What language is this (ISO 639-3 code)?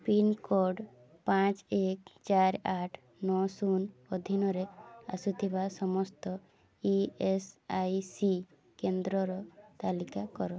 ori